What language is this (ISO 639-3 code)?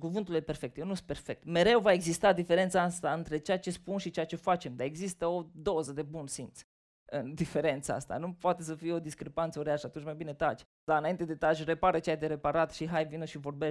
ron